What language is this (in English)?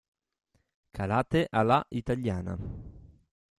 Italian